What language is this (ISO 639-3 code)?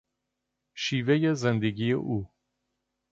fas